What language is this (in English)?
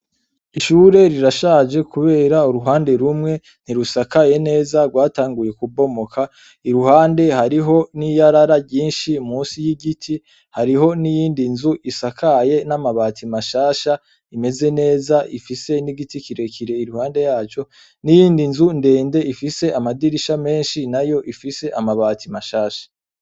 Rundi